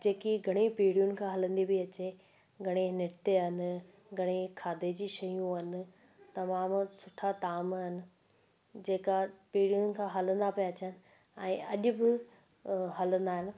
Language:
Sindhi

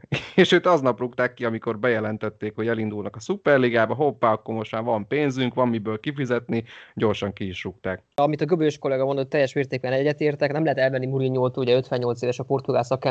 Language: Hungarian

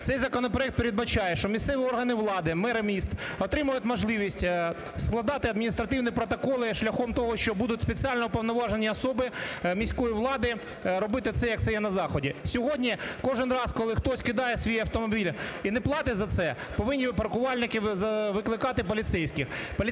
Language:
Ukrainian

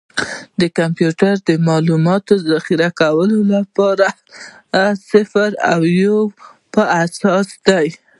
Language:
Pashto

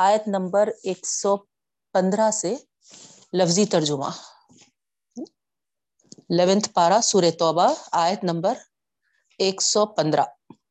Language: Urdu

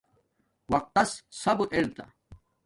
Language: Domaaki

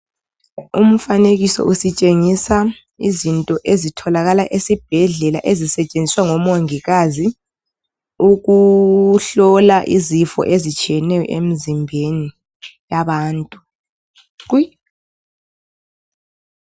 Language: North Ndebele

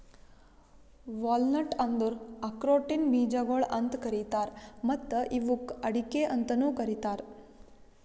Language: Kannada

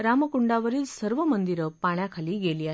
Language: Marathi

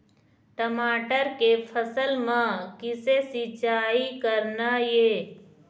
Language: Chhattisgarhi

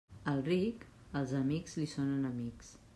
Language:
Catalan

